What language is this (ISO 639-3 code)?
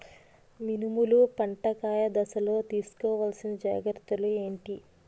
tel